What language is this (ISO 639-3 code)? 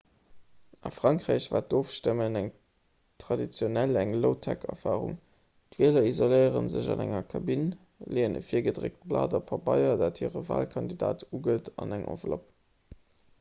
ltz